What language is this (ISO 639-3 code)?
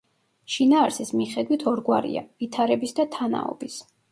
kat